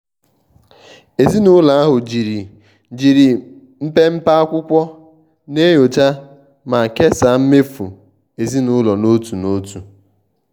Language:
Igbo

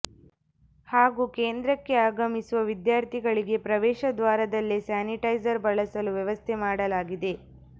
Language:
Kannada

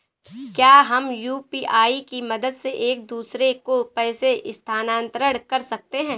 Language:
Hindi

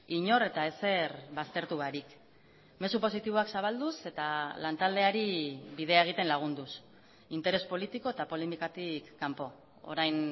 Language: Basque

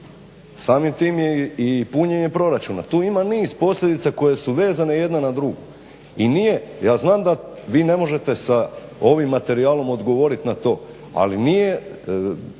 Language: Croatian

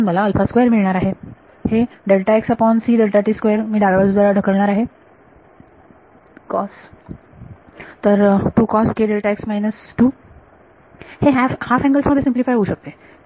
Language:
Marathi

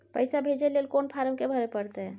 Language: Maithili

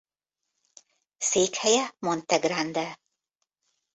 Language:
Hungarian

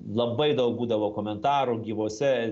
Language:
Lithuanian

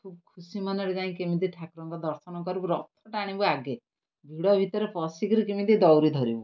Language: Odia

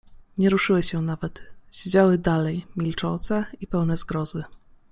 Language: Polish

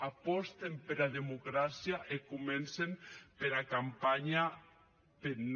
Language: Catalan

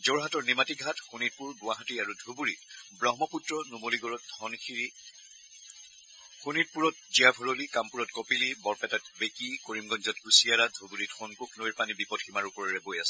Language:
Assamese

